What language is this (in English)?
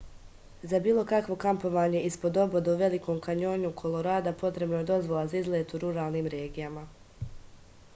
Serbian